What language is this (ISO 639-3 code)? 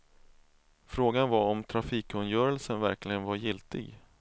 swe